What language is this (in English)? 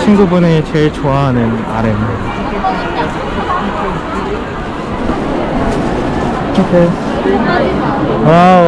Korean